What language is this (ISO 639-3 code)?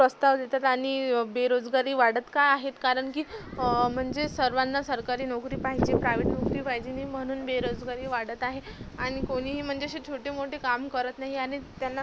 mar